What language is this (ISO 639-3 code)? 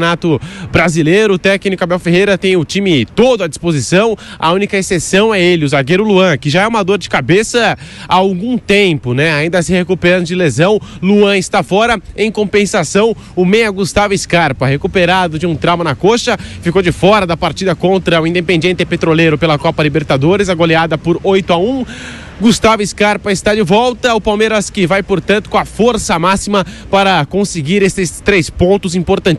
por